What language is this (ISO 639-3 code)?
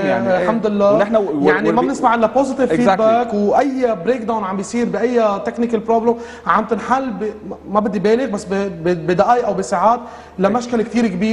ara